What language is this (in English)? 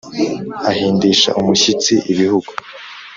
Kinyarwanda